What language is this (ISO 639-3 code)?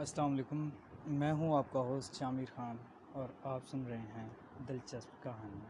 urd